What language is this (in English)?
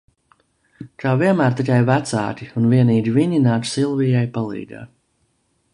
Latvian